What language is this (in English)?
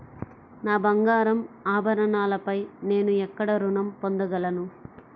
Telugu